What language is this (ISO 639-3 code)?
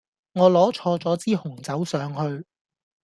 yue